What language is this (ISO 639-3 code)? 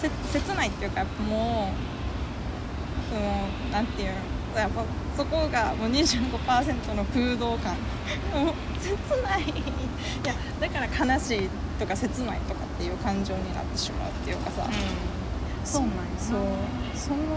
jpn